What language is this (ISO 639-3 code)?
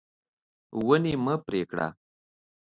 pus